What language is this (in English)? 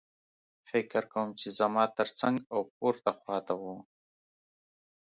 Pashto